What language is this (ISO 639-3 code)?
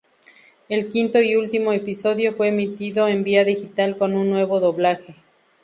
spa